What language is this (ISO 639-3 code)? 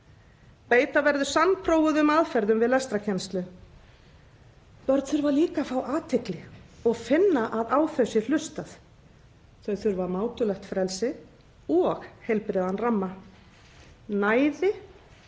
isl